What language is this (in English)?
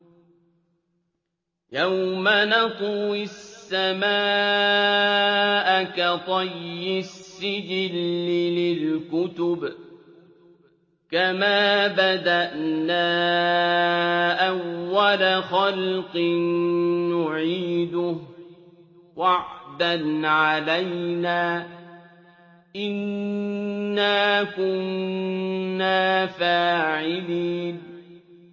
Arabic